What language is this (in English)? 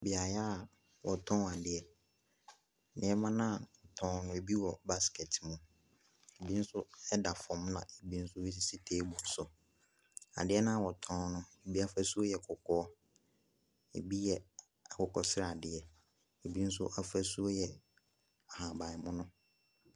Akan